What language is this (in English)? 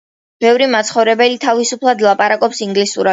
Georgian